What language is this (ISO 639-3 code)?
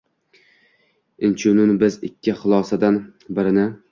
uzb